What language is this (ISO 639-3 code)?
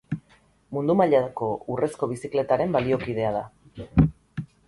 eus